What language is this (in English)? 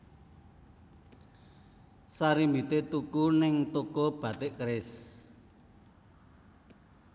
Javanese